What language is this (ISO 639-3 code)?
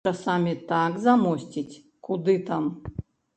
bel